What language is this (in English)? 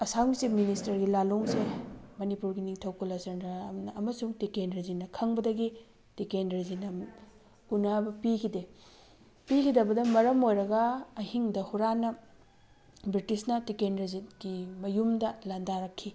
Manipuri